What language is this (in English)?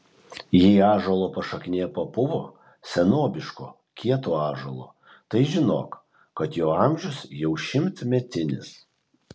Lithuanian